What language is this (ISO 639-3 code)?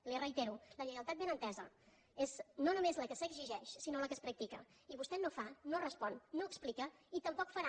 cat